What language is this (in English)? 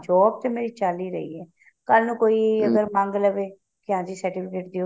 Punjabi